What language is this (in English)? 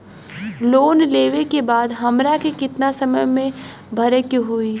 Bhojpuri